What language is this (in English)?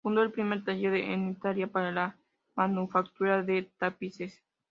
Spanish